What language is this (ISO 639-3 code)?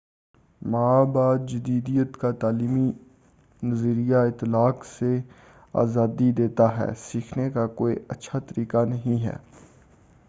urd